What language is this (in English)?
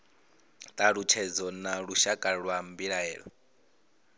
Venda